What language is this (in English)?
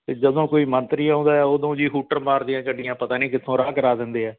Punjabi